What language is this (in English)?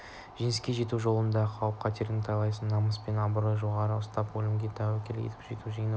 Kazakh